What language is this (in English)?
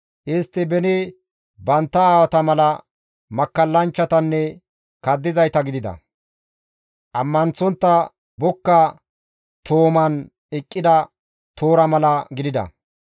Gamo